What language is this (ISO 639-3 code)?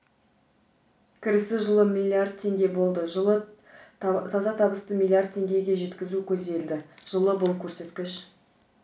kaz